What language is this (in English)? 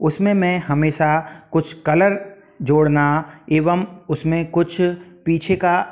Hindi